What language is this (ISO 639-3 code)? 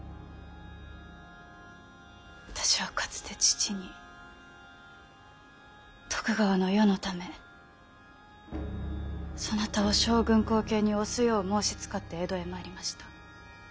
jpn